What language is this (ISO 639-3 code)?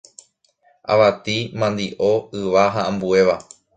grn